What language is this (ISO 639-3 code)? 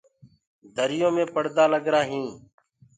ggg